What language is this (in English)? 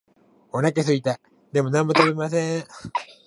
Japanese